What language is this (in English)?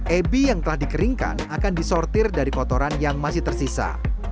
Indonesian